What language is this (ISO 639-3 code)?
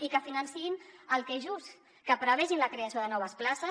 cat